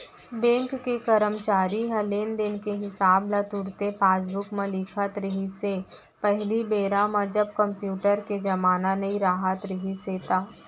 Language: Chhattisgarhi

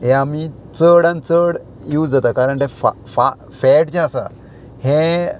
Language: Konkani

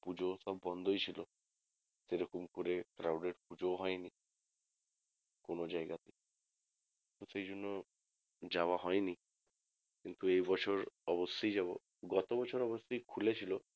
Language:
Bangla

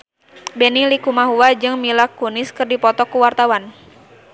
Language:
Sundanese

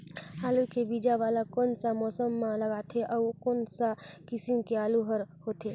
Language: Chhattisgarhi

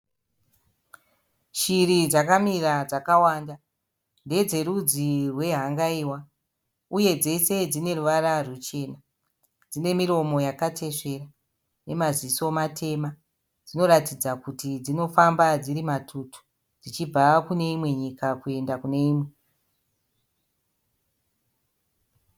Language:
Shona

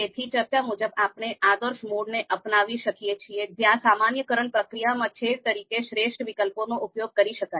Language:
Gujarati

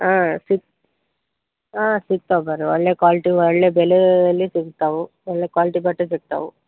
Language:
Kannada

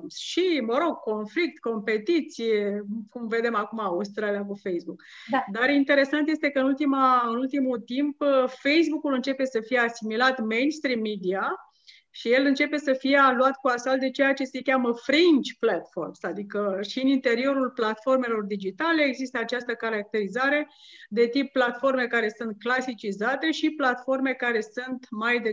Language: Romanian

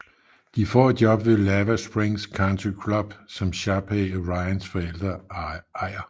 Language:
Danish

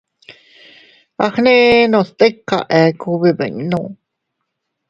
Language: Teutila Cuicatec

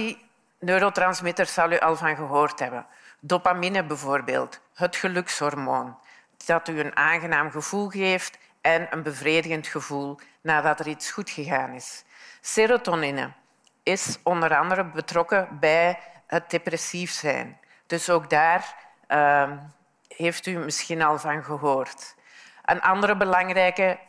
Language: Dutch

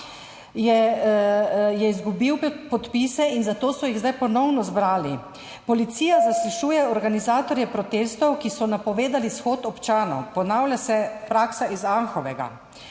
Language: Slovenian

